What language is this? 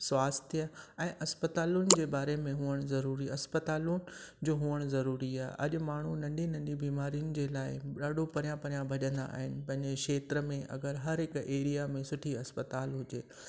Sindhi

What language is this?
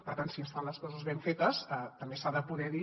Catalan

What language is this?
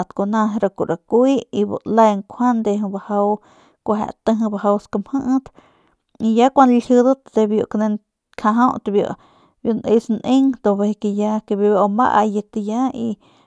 Northern Pame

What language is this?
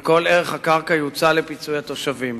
Hebrew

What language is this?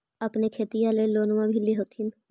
Magahi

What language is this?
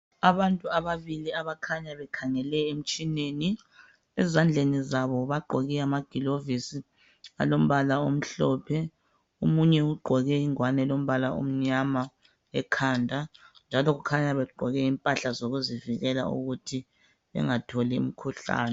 North Ndebele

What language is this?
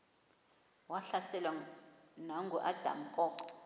Xhosa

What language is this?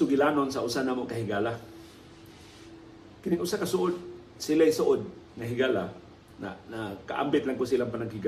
Filipino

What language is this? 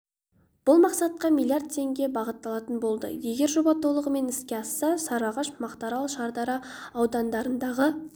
Kazakh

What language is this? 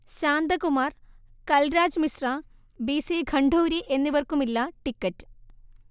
Malayalam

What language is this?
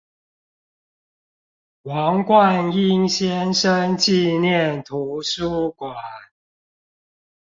Chinese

